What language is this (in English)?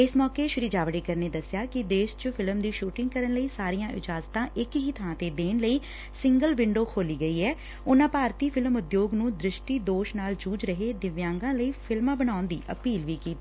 Punjabi